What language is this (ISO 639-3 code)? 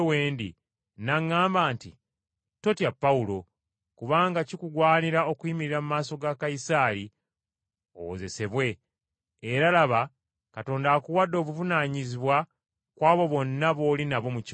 lug